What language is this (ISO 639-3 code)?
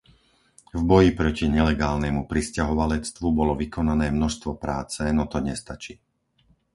slk